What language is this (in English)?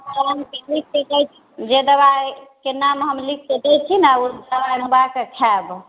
Maithili